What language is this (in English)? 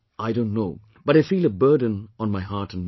English